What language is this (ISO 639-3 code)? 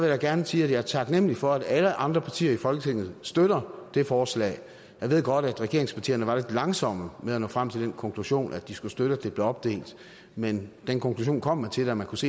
dan